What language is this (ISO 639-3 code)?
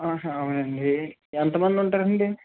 tel